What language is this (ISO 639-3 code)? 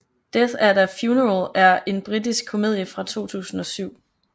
dan